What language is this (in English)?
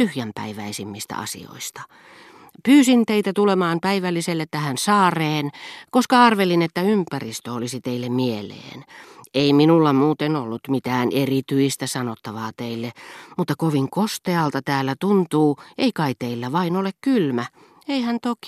Finnish